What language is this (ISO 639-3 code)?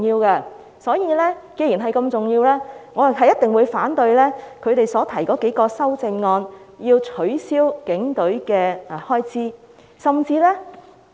yue